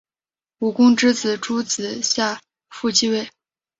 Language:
Chinese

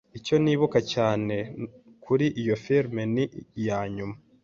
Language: Kinyarwanda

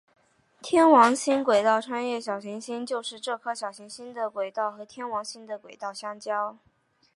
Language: Chinese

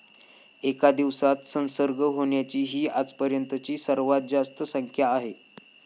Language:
Marathi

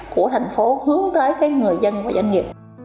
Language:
Vietnamese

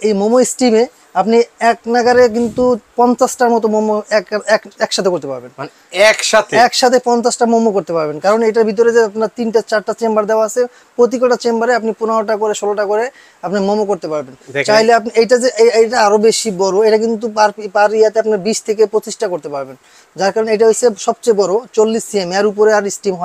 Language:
Bangla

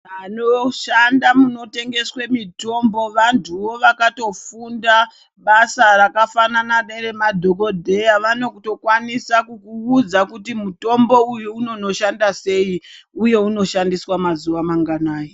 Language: Ndau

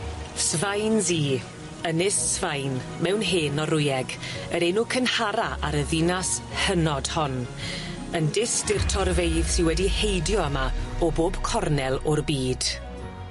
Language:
Welsh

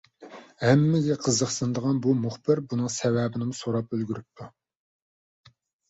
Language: Uyghur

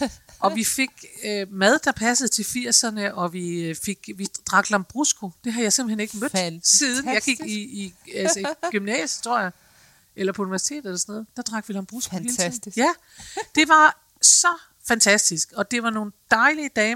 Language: Danish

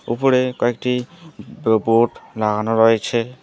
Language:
Bangla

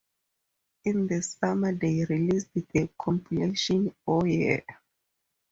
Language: English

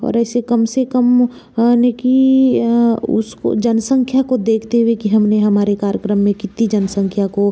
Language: Hindi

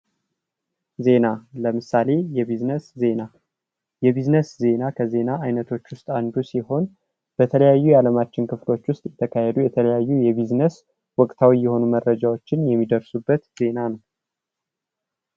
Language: Amharic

